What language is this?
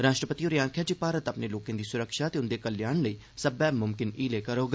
Dogri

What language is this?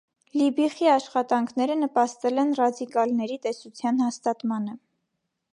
Armenian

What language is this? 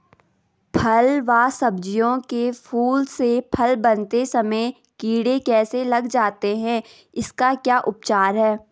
Hindi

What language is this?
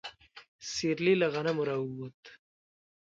Pashto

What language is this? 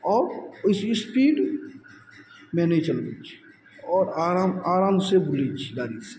Maithili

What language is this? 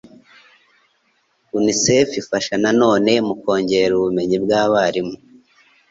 Kinyarwanda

